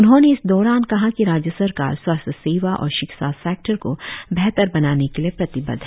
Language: Hindi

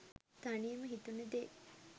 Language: Sinhala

